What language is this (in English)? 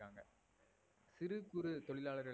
Tamil